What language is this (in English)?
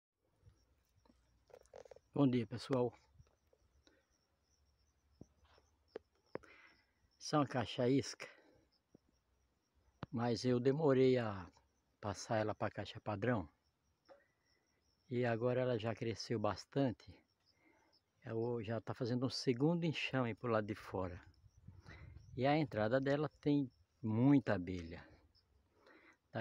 Portuguese